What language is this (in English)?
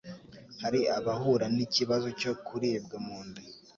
Kinyarwanda